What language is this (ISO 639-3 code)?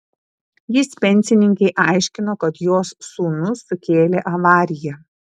lit